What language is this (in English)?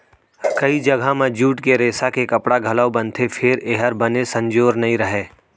Chhattisgarhi